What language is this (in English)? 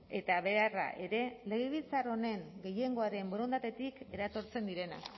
Basque